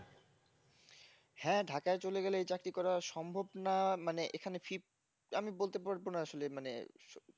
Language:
Bangla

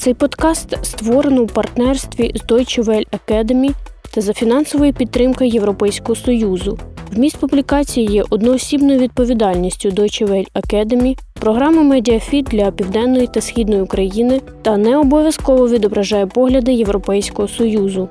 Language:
Ukrainian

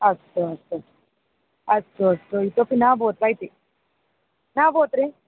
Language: Sanskrit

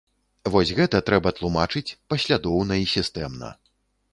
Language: Belarusian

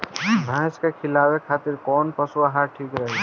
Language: Bhojpuri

